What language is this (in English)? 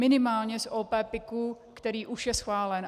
Czech